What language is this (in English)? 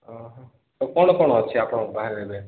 Odia